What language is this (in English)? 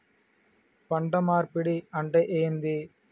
Telugu